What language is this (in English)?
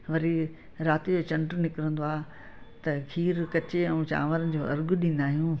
Sindhi